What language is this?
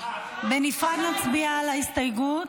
Hebrew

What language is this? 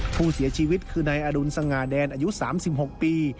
Thai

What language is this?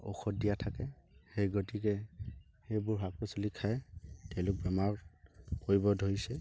Assamese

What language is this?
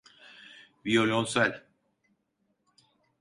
Turkish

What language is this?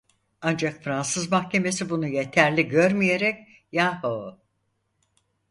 Turkish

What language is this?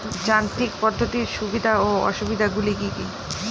Bangla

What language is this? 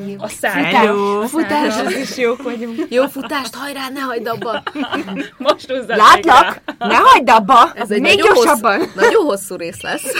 Hungarian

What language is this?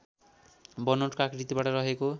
Nepali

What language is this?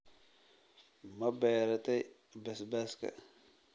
Somali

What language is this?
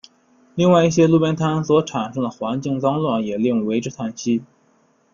Chinese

